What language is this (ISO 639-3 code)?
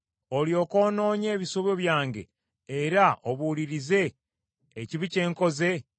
lug